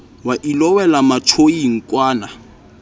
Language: Southern Sotho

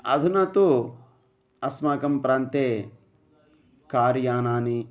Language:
Sanskrit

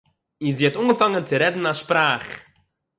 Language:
Yiddish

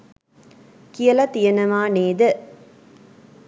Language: Sinhala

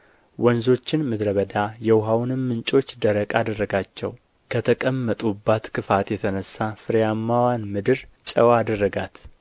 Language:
Amharic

